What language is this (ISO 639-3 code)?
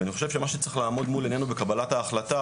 heb